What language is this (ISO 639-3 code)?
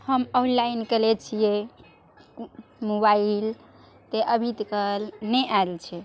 mai